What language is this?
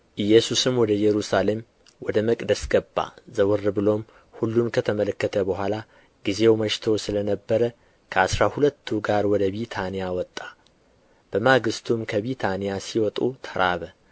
Amharic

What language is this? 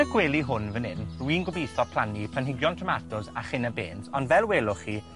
Welsh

